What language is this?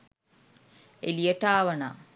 Sinhala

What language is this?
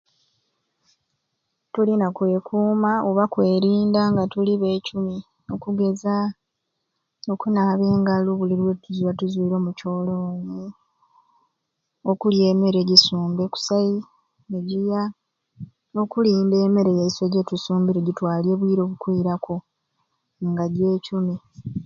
Ruuli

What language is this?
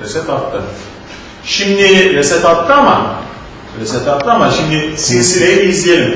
Turkish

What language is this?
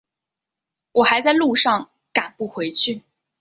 Chinese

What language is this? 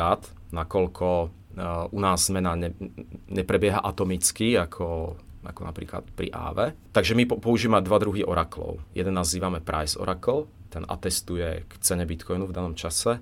Czech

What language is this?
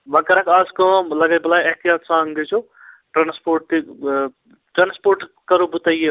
Kashmiri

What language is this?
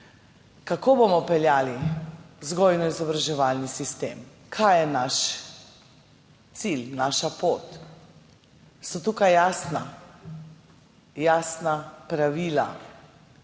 Slovenian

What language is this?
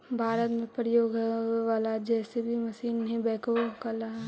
Magahi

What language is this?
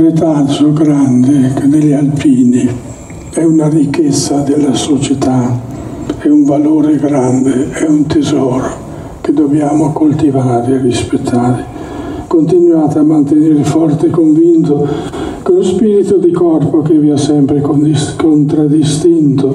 Italian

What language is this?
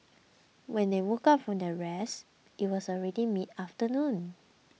English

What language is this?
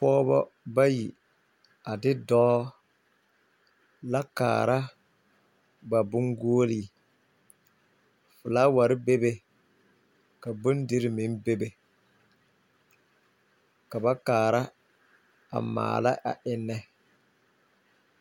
Southern Dagaare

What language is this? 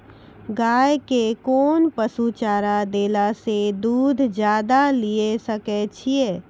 Maithili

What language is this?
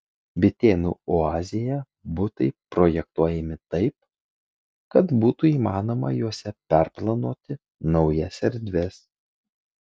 Lithuanian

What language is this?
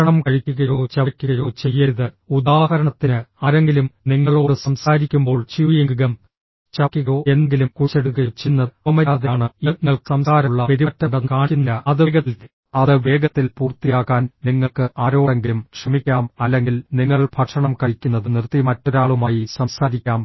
Malayalam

